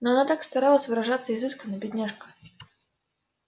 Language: Russian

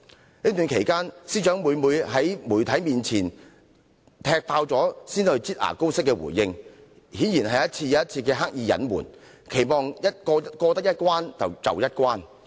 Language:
Cantonese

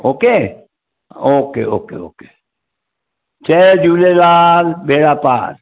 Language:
Sindhi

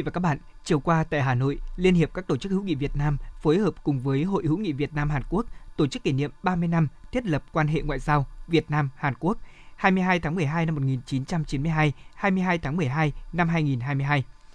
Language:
Vietnamese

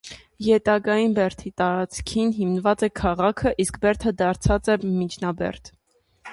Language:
Armenian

